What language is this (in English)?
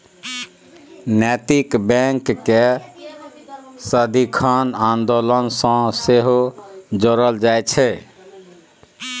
Maithili